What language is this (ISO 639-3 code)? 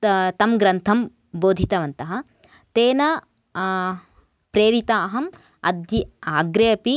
san